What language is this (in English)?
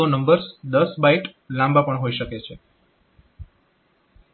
Gujarati